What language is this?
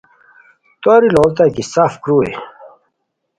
Khowar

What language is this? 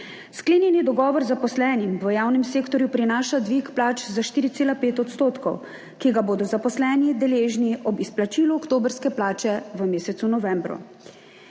Slovenian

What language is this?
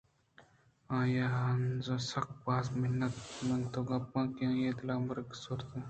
Eastern Balochi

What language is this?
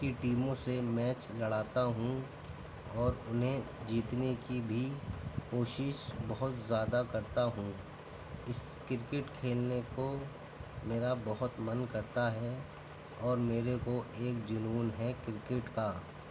Urdu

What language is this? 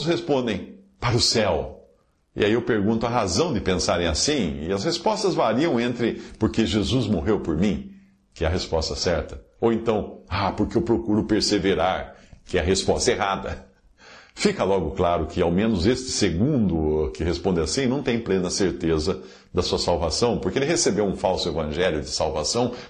Portuguese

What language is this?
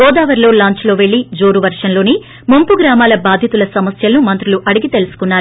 Telugu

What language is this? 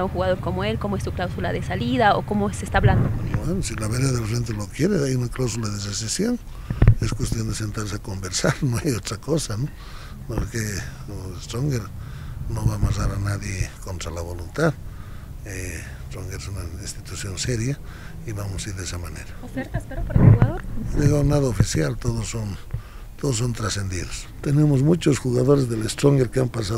Spanish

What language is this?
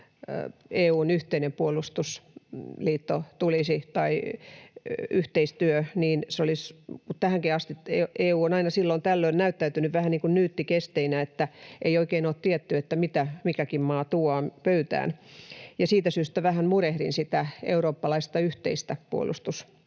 Finnish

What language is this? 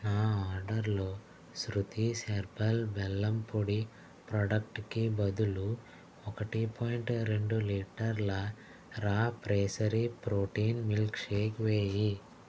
Telugu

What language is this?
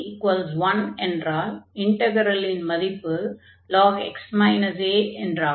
Tamil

